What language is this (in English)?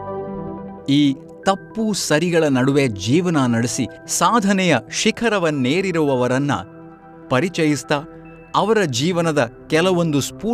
Kannada